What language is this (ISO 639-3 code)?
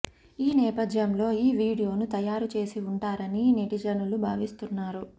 tel